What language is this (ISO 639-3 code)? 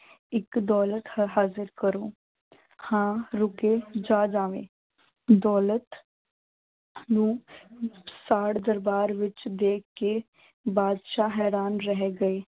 pan